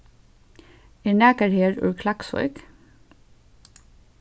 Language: Faroese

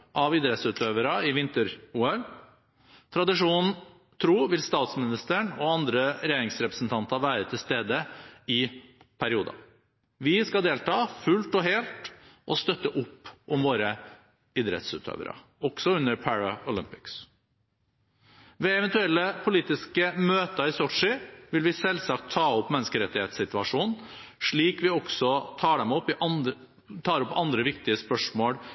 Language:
Norwegian Bokmål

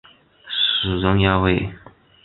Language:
Chinese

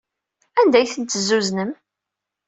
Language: Kabyle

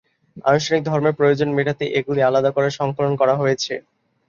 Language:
Bangla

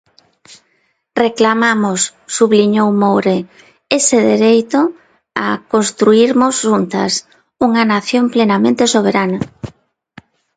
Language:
Galician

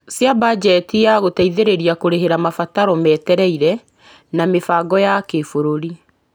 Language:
Kikuyu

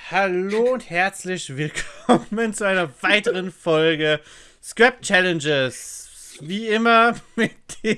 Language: German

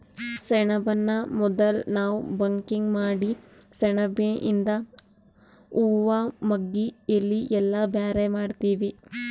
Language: Kannada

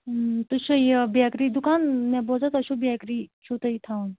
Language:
Kashmiri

